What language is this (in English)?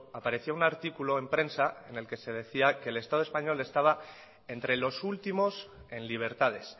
Spanish